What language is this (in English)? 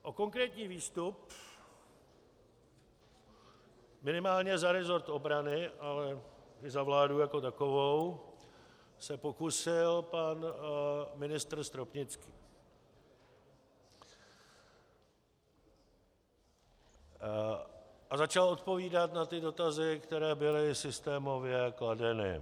Czech